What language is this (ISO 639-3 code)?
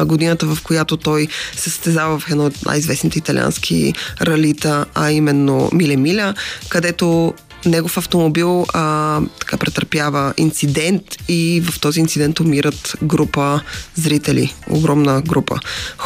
bul